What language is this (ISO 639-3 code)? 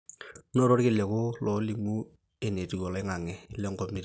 mas